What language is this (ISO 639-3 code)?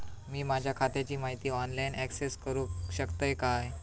mar